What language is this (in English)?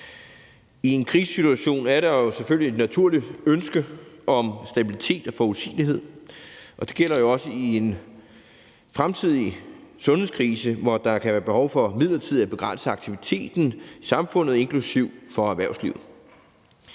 Danish